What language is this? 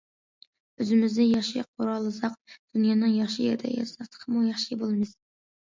Uyghur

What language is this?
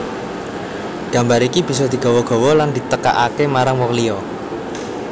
Javanese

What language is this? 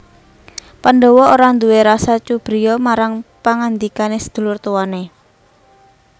Javanese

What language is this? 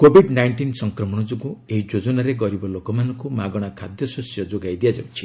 Odia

